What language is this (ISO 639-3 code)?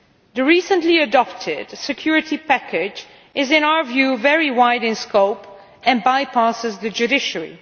eng